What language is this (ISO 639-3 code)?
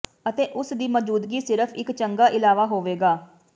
pan